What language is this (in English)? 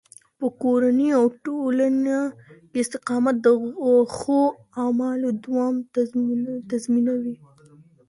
Pashto